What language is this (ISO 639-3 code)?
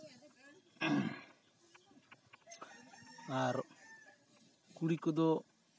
sat